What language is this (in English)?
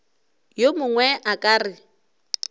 Northern Sotho